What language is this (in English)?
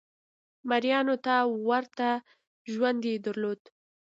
Pashto